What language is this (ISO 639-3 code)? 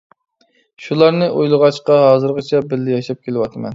uig